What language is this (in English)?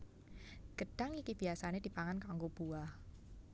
Javanese